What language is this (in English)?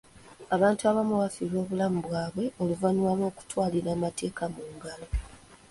Ganda